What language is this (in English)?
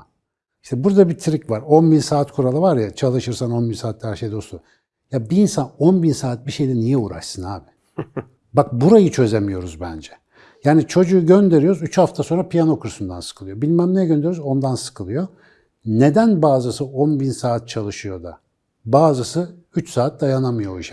Turkish